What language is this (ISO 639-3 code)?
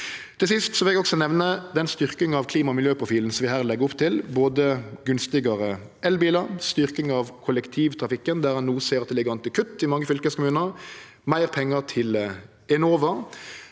nor